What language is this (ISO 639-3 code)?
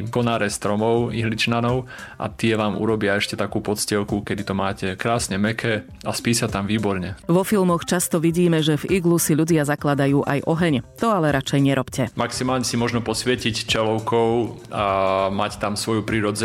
slk